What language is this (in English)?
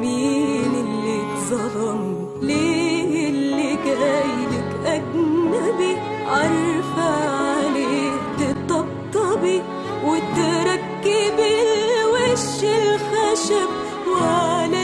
Arabic